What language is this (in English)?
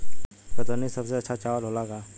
Bhojpuri